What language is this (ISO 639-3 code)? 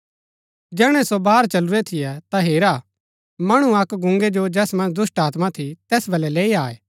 gbk